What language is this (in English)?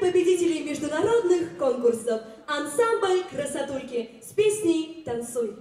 Russian